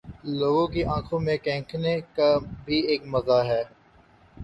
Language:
Urdu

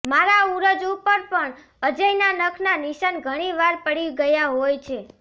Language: Gujarati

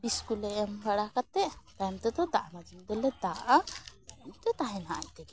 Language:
Santali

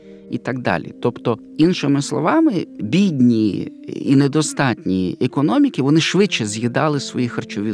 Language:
Ukrainian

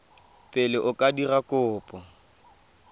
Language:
Tswana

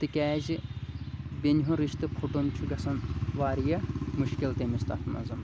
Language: Kashmiri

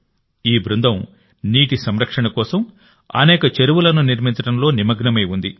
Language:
Telugu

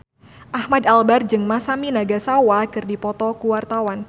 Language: Sundanese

